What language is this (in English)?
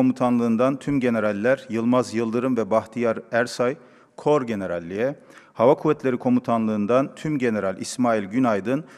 Turkish